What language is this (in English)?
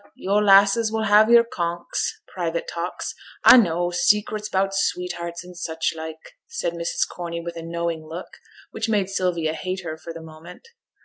English